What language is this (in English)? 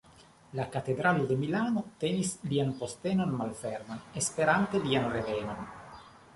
Esperanto